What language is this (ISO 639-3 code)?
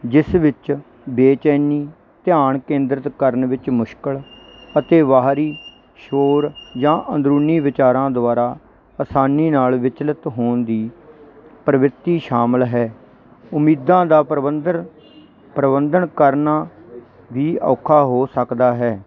pan